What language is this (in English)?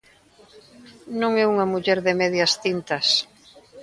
Galician